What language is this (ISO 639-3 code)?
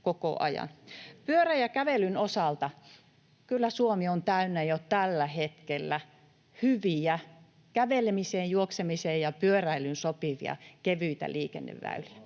fin